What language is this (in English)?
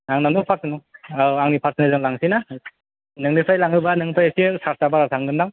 Bodo